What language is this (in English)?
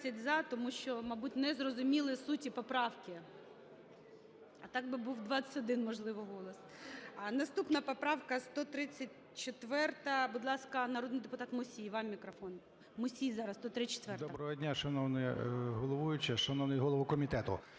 Ukrainian